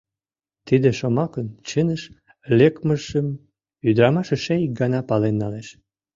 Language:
Mari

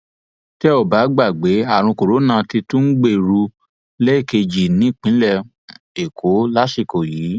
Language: Yoruba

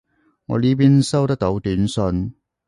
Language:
Cantonese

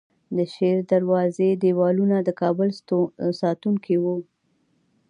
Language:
Pashto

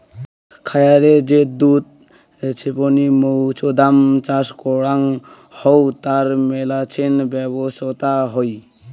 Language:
Bangla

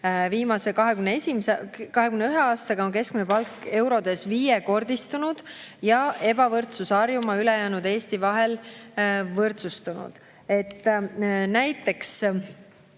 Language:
Estonian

